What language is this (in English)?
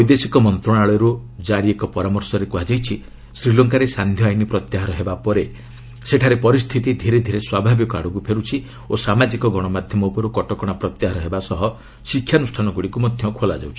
Odia